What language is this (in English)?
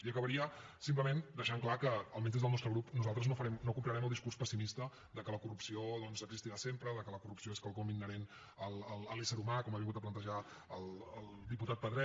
Catalan